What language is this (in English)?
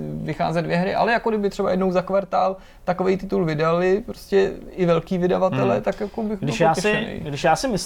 Czech